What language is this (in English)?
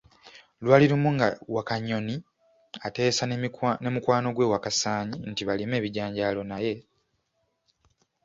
Ganda